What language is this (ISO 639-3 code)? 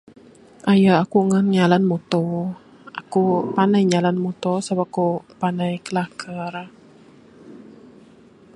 sdo